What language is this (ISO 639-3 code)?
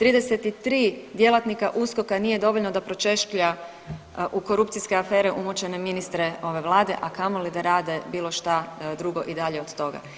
hrv